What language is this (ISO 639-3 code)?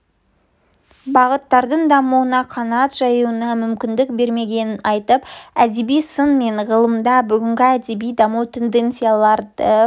kaz